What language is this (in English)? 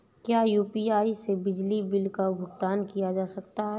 Hindi